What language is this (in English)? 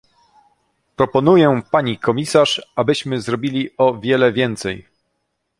Polish